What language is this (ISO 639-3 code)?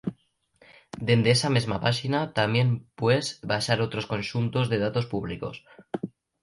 ast